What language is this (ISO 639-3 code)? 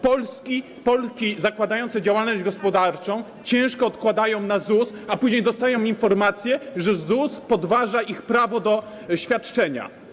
pol